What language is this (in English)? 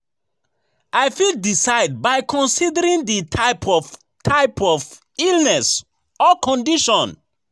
Nigerian Pidgin